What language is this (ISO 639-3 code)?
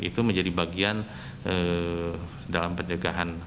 ind